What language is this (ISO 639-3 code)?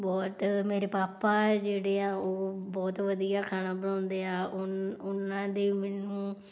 pan